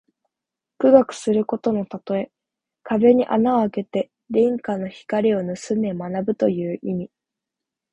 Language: Japanese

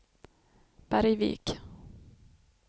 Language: Swedish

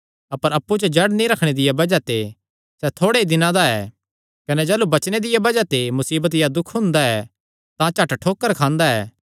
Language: Kangri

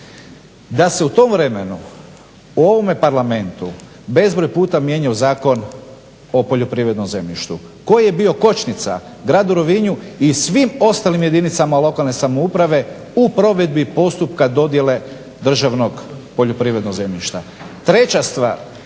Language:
Croatian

